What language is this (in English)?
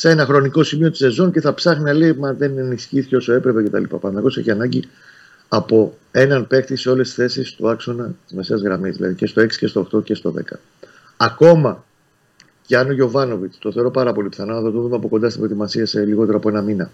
Greek